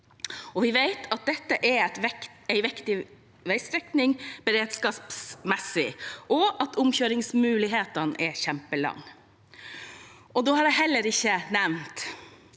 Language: Norwegian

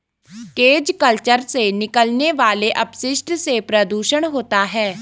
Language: Hindi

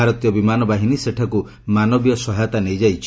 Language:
Odia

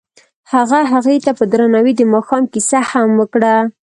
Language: Pashto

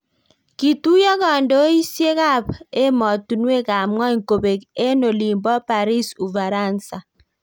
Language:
Kalenjin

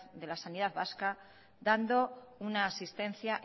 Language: Spanish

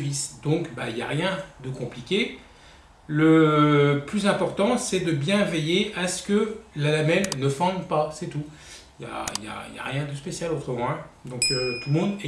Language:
French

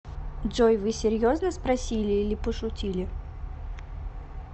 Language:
Russian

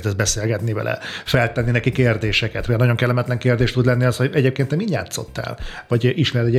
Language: Hungarian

